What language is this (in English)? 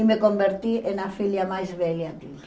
Portuguese